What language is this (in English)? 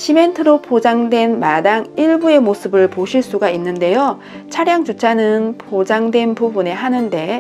Korean